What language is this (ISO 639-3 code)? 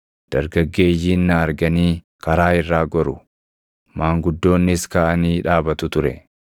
orm